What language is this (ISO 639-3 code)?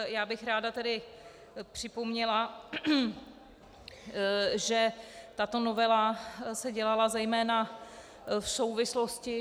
ces